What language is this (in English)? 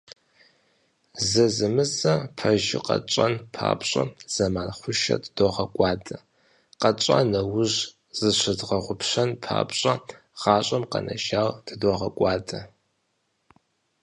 Kabardian